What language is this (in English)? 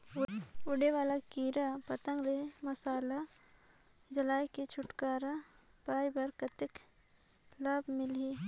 Chhattisgarhi